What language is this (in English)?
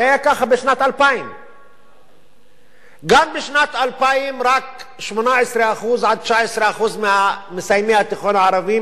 Hebrew